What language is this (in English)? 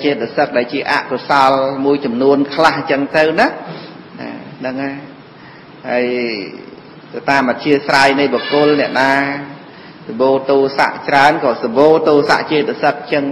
Vietnamese